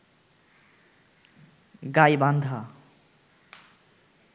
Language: Bangla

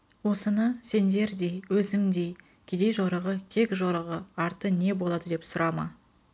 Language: Kazakh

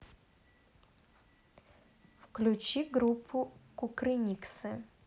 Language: Russian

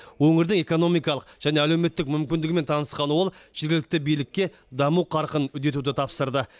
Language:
Kazakh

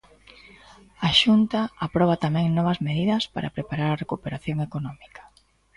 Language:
Galician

